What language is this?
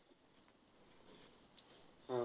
Marathi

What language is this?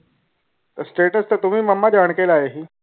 Punjabi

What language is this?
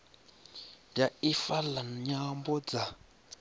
Venda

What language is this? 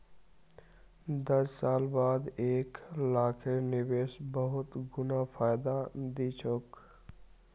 Magahi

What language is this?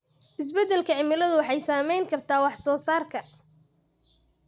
Somali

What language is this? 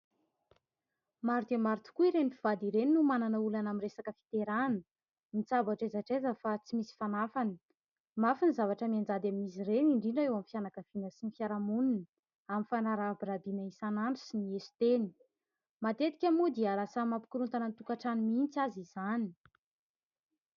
Malagasy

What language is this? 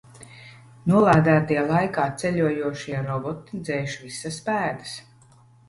Latvian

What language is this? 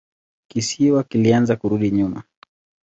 Swahili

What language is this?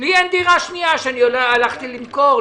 Hebrew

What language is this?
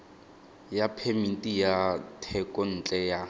Tswana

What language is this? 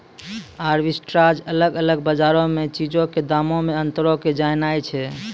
Maithili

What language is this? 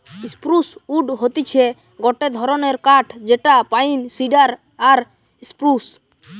Bangla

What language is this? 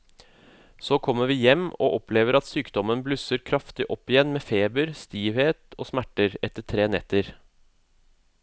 Norwegian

